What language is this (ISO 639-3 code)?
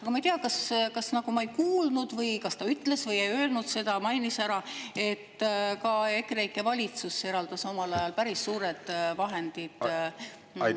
est